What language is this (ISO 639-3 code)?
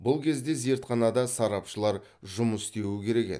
kaz